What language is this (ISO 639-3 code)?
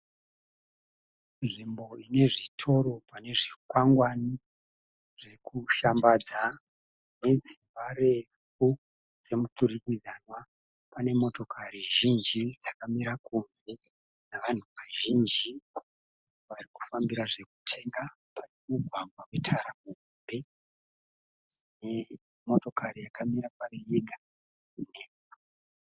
sna